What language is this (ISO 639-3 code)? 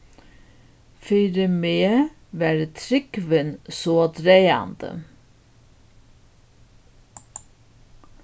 fao